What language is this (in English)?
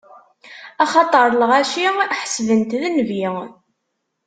Kabyle